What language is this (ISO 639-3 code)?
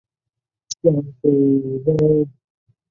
zho